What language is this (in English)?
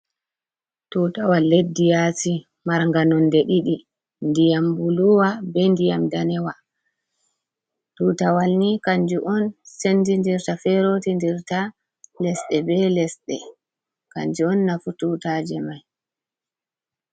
Fula